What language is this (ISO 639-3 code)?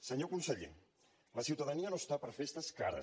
cat